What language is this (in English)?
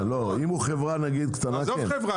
Hebrew